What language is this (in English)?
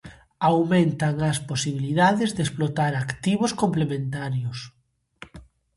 Galician